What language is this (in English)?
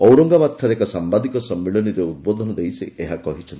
Odia